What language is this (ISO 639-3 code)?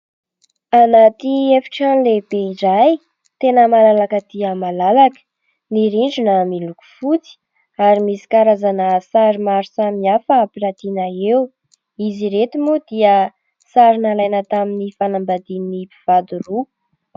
mlg